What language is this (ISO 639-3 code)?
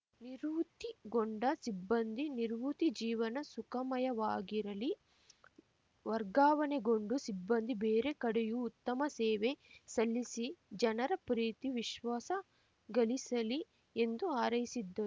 kan